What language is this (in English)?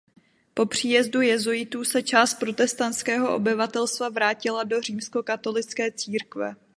Czech